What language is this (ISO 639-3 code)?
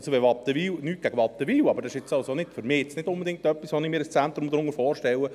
gsw